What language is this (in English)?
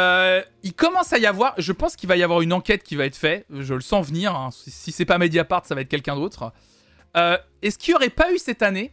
French